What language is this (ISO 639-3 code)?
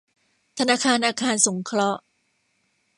tha